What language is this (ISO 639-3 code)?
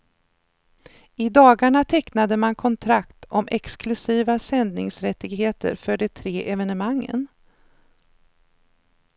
swe